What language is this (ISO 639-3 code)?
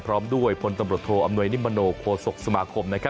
tha